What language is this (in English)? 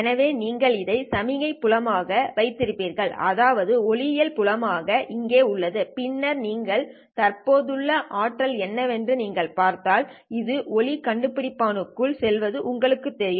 Tamil